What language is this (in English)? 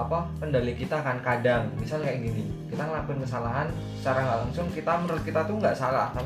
Indonesian